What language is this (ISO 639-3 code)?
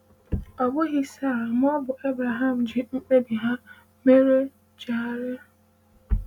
ibo